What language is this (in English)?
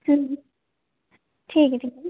Dogri